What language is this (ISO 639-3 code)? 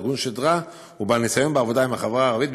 heb